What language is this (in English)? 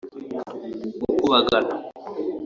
Kinyarwanda